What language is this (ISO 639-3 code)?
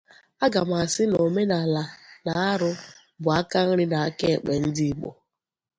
ibo